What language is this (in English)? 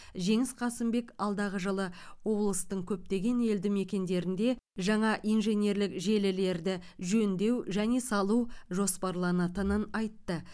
Kazakh